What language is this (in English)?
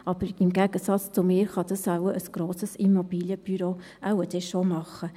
Swiss German